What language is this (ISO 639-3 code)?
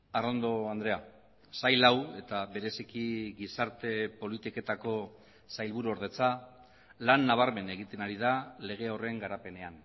eus